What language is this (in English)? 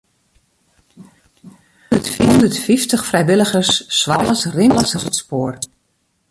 Western Frisian